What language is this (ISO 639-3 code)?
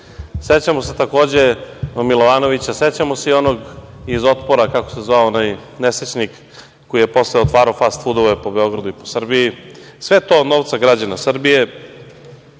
srp